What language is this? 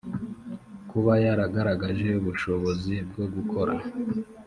Kinyarwanda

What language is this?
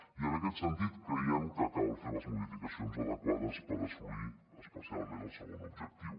Catalan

